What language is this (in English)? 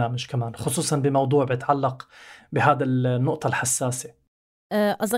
Arabic